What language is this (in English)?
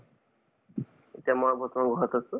Assamese